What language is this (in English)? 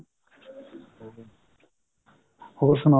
Punjabi